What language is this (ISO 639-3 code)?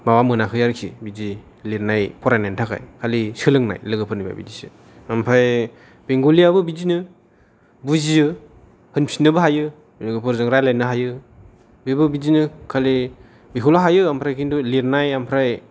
brx